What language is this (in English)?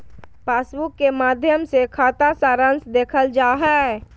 Magahi